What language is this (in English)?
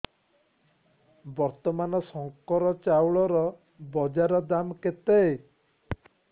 Odia